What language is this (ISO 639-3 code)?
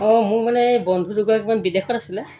asm